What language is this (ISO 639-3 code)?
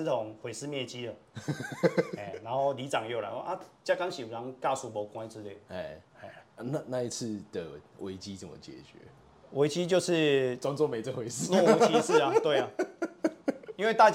zho